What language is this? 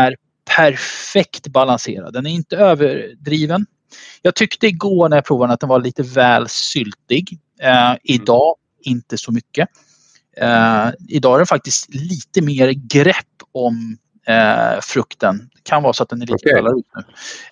Swedish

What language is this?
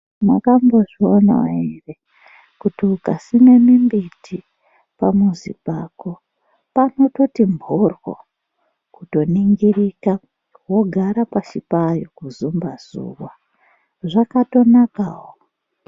Ndau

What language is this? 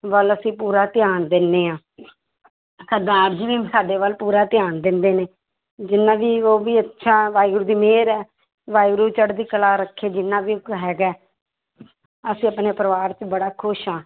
Punjabi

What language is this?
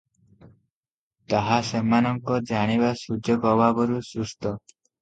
Odia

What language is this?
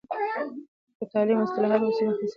Pashto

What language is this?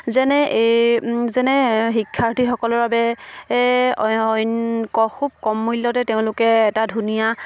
Assamese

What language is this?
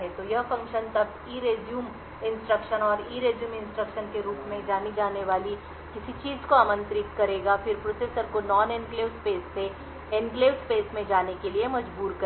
Hindi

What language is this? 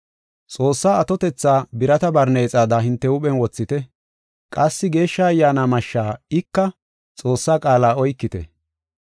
Gofa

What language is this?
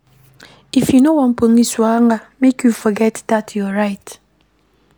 Nigerian Pidgin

